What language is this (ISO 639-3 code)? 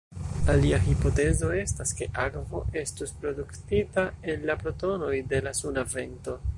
epo